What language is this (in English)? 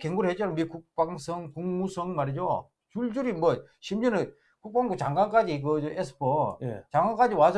Korean